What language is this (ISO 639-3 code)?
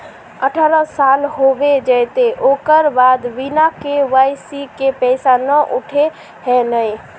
mag